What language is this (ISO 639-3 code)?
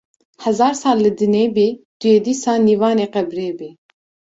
kur